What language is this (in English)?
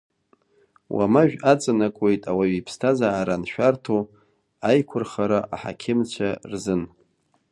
Abkhazian